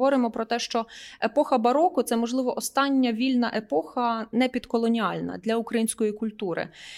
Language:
Ukrainian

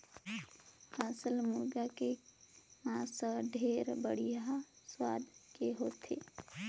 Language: Chhattisgarhi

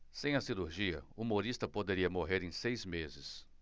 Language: Portuguese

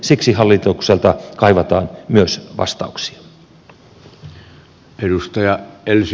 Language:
Finnish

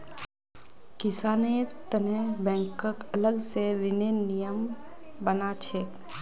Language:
Magahi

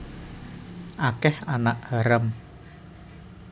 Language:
Javanese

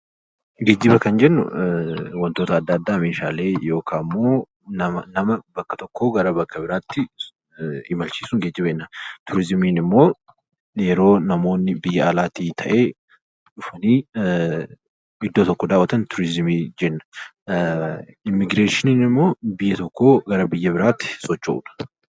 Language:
Oromo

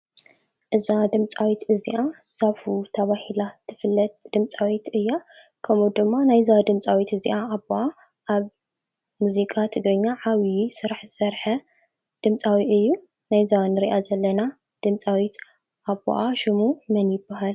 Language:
Tigrinya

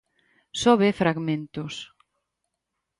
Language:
Galician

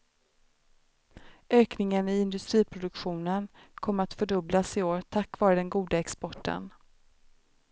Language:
Swedish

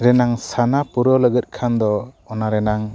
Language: Santali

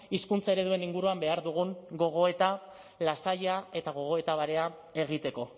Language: Basque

